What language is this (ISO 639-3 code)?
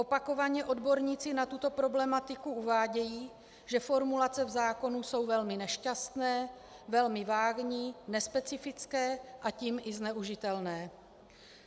ces